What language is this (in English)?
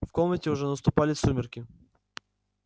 Russian